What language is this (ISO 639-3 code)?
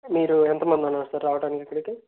tel